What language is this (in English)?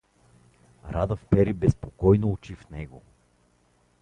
Bulgarian